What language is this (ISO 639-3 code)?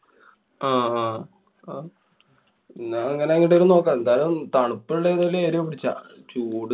mal